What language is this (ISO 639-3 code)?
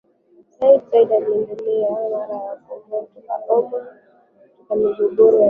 swa